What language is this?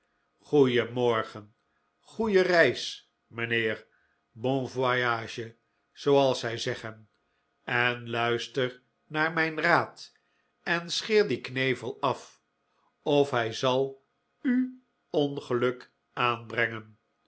Dutch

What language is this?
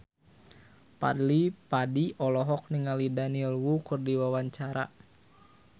Sundanese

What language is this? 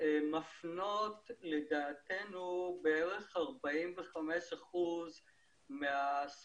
Hebrew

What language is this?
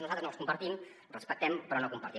Catalan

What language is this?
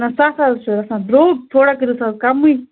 Kashmiri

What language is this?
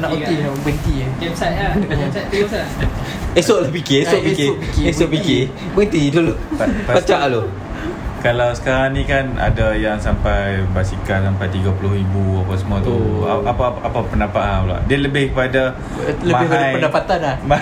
Malay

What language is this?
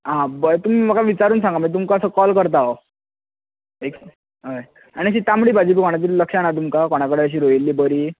Konkani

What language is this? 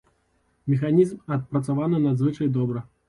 Belarusian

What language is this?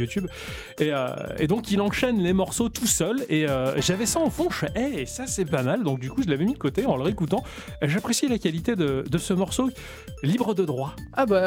French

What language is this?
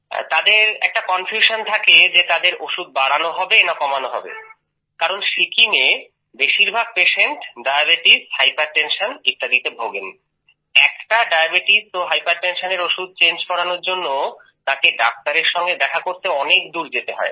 Bangla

